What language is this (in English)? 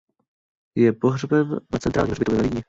Czech